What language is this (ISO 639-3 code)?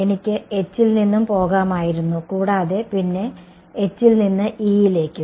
mal